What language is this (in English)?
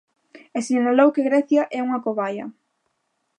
Galician